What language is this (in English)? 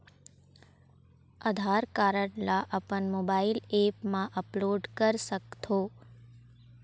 Chhattisgarhi